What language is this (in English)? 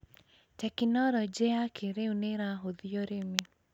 Kikuyu